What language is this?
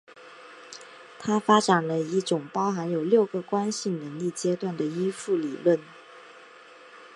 Chinese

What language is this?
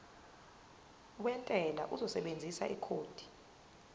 Zulu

